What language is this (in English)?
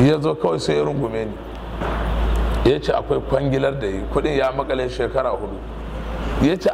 Arabic